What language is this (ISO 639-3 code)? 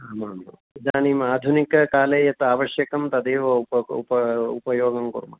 san